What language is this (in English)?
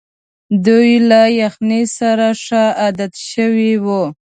Pashto